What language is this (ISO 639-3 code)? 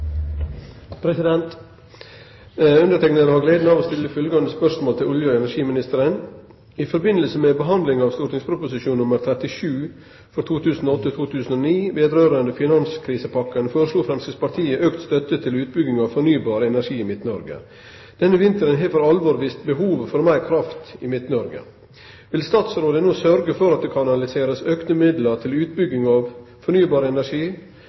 nob